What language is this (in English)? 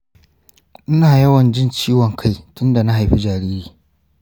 Hausa